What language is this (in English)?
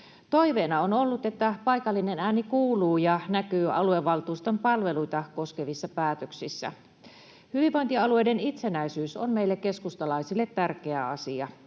Finnish